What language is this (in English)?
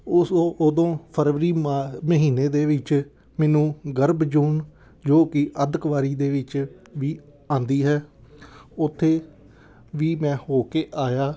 Punjabi